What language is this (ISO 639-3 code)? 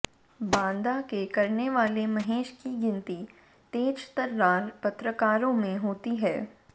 hin